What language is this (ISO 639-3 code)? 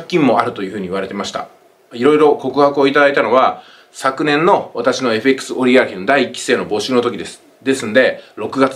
jpn